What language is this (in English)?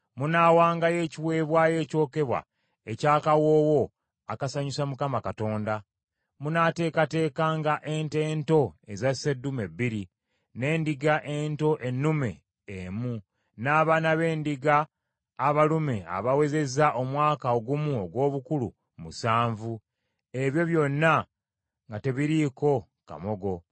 Ganda